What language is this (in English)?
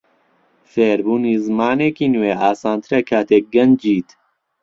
Central Kurdish